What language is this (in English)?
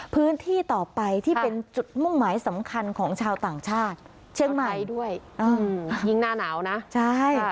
Thai